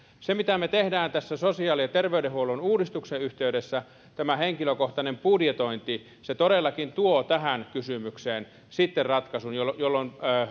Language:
Finnish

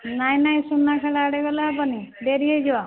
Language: Odia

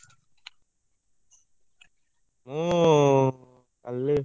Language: Odia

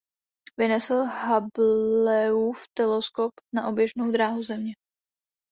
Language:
Czech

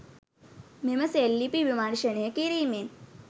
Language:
Sinhala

